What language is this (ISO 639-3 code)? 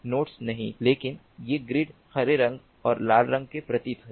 hin